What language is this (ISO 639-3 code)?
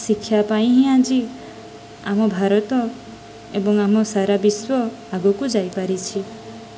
ori